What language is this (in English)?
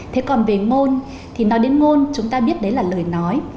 Vietnamese